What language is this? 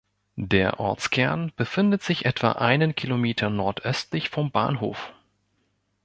German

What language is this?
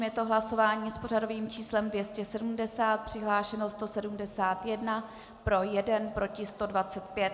Czech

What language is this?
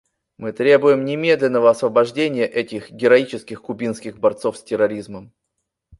Russian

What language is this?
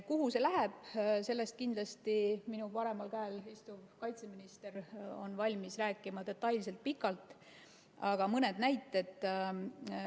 Estonian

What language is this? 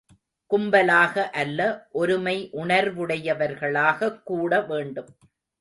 Tamil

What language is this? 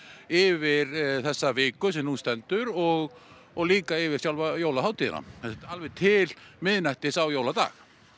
Icelandic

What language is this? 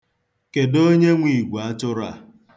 Igbo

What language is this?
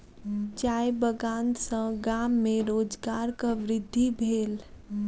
Maithili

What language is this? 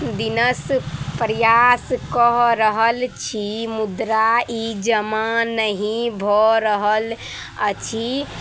Maithili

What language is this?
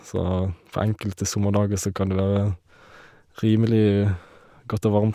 Norwegian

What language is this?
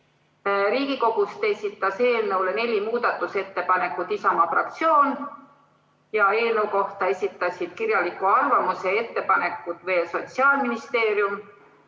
Estonian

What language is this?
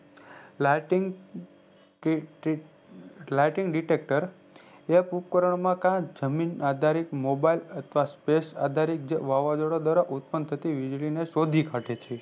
Gujarati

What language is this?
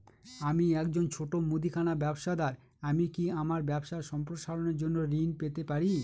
Bangla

